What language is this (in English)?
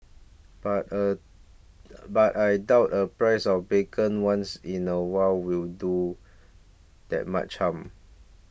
English